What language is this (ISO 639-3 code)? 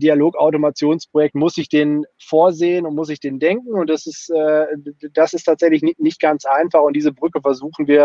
deu